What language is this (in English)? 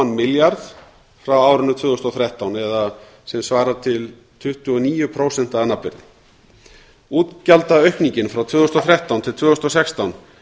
Icelandic